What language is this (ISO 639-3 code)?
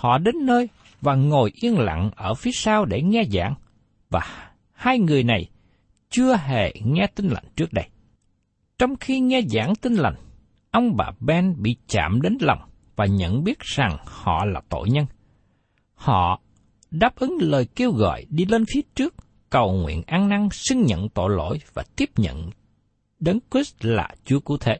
vie